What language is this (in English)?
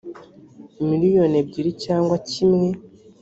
Kinyarwanda